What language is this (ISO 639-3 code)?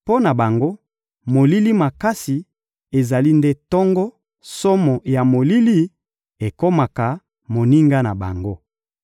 lin